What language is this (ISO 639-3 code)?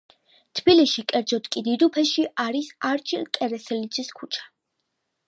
kat